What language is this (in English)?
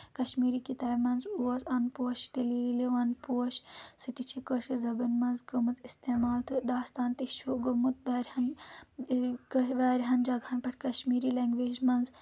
Kashmiri